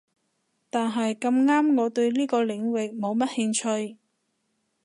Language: Cantonese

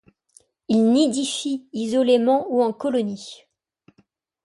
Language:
French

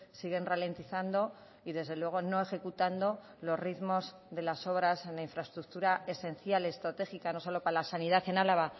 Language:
Spanish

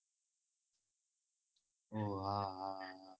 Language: Gujarati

